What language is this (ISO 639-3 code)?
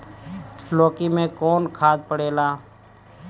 bho